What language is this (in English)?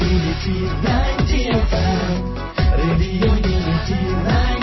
Gujarati